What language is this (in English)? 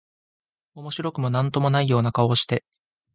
Japanese